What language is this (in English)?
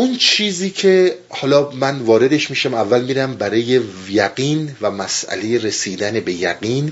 Persian